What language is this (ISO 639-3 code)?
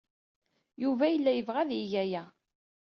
kab